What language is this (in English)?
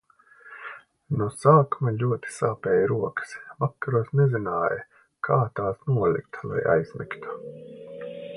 Latvian